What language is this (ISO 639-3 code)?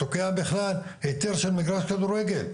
heb